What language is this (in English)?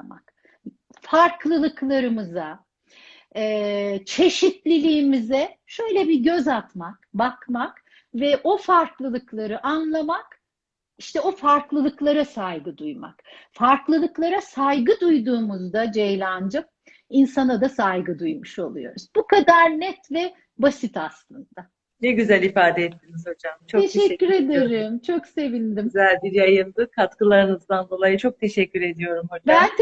Turkish